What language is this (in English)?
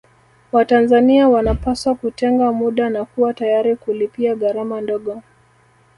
Swahili